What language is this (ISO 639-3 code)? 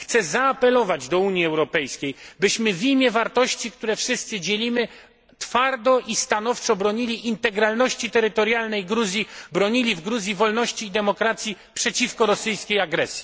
pol